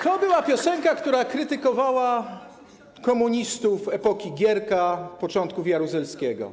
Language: Polish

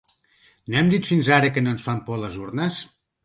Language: Catalan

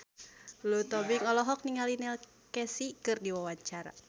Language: Sundanese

